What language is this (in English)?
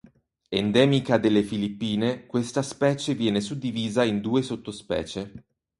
Italian